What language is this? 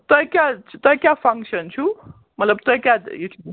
Kashmiri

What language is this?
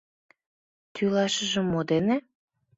Mari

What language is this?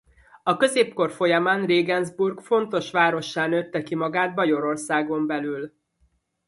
Hungarian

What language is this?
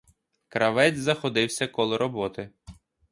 Ukrainian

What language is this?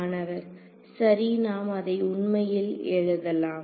Tamil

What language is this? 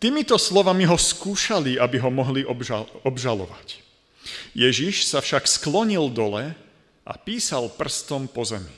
Slovak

